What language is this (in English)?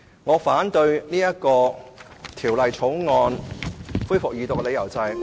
Cantonese